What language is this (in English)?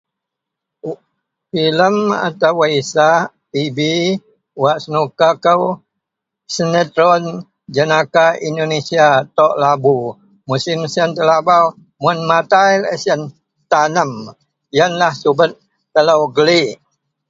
Central Melanau